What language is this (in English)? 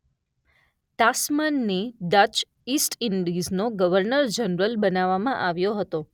Gujarati